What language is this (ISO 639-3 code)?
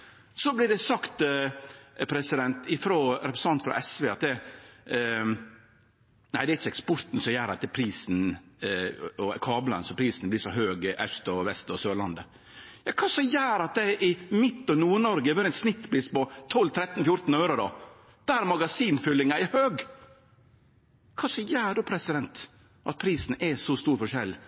nno